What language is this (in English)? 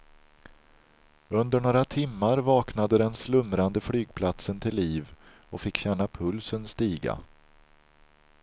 Swedish